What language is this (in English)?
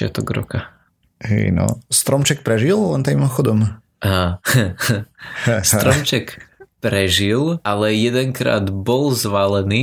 Slovak